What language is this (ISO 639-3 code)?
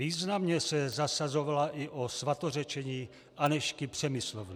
ces